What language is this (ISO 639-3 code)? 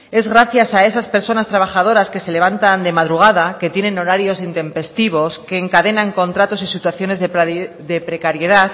spa